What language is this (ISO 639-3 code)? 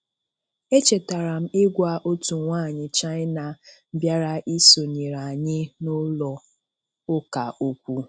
ibo